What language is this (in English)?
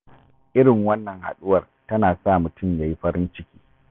Hausa